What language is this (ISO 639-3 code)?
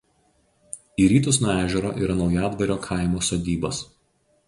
lit